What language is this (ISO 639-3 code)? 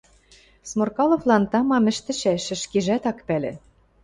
mrj